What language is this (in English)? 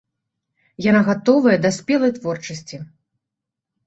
Belarusian